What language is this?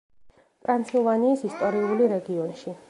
Georgian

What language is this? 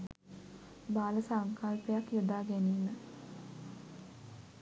Sinhala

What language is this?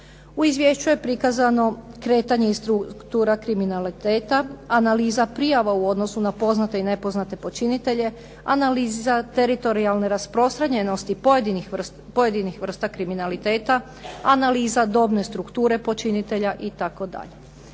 Croatian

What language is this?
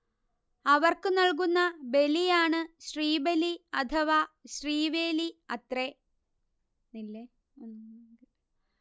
Malayalam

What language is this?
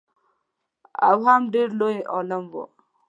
Pashto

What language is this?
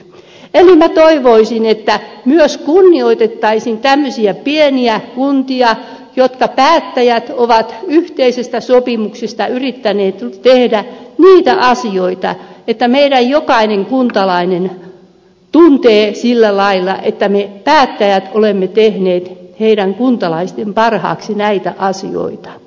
Finnish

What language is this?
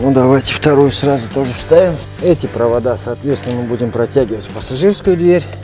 Russian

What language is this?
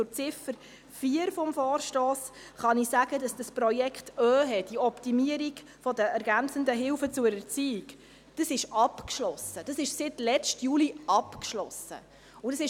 Swiss German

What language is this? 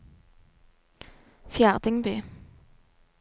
Norwegian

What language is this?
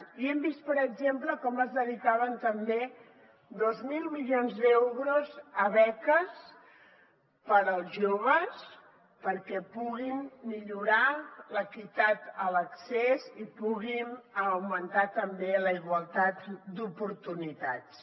Catalan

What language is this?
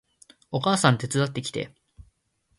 Japanese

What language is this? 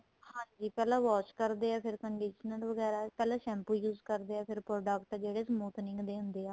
Punjabi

